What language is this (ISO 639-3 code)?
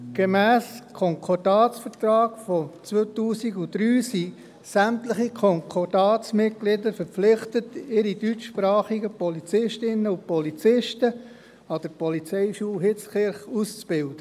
gsw